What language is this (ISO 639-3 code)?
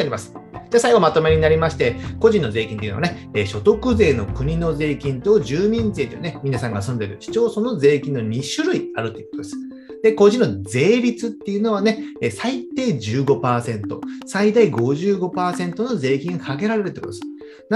jpn